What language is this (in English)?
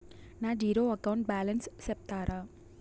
Telugu